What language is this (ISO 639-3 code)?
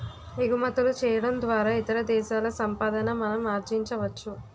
tel